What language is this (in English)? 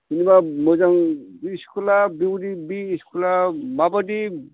Bodo